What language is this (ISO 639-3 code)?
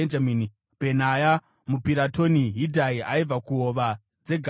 sna